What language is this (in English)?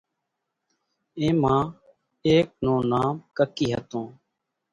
Kachi Koli